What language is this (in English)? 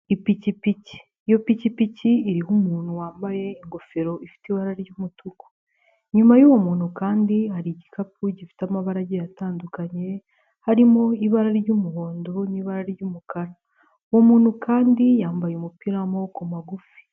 Kinyarwanda